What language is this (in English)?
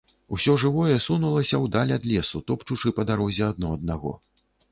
Belarusian